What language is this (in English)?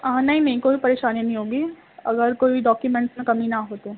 Urdu